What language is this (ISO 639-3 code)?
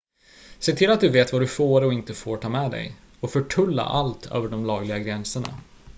swe